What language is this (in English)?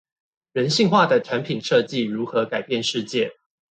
Chinese